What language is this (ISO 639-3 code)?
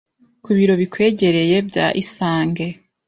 kin